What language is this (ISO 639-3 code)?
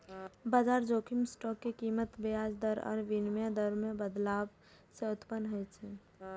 mai